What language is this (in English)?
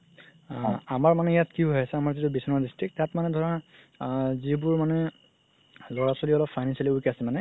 Assamese